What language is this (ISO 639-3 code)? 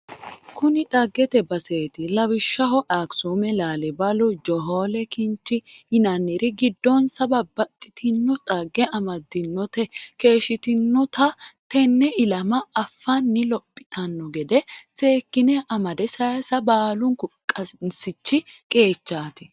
sid